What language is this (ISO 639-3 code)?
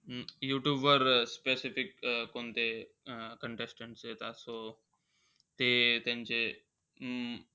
mar